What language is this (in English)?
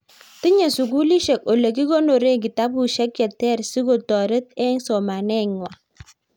Kalenjin